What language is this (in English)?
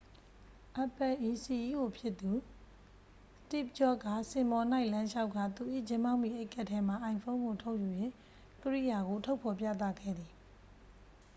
Burmese